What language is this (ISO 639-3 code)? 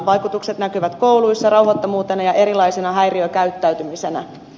fin